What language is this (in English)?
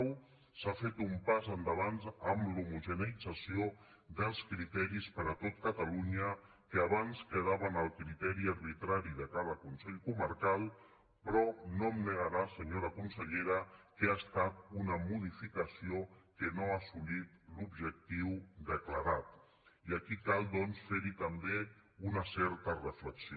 Catalan